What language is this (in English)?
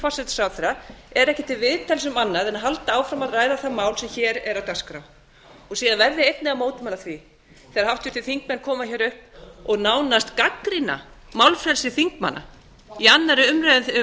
Icelandic